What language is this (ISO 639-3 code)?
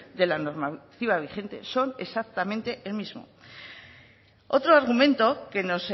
spa